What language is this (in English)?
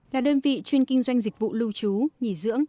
Vietnamese